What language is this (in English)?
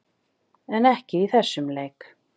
Icelandic